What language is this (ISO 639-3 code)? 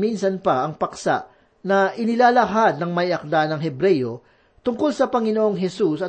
fil